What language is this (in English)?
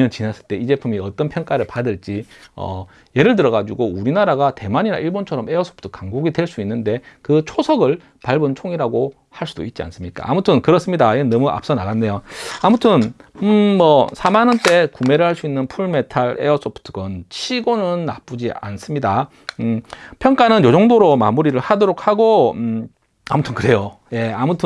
Korean